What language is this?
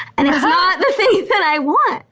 English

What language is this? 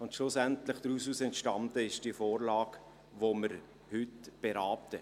Swiss German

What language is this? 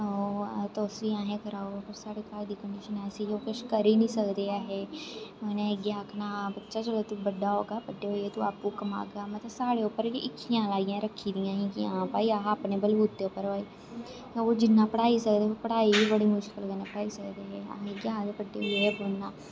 Dogri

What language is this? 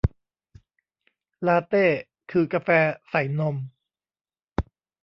Thai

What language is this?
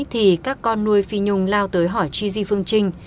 Vietnamese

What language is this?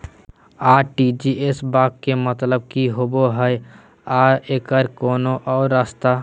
Magahi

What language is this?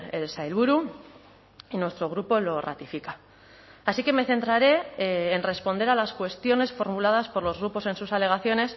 Spanish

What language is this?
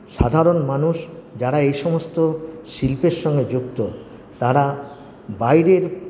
Bangla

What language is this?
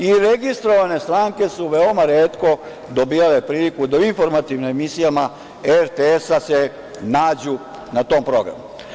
Serbian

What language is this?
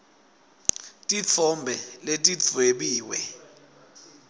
Swati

